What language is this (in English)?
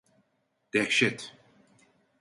Turkish